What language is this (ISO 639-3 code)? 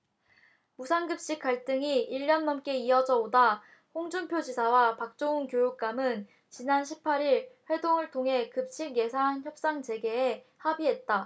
kor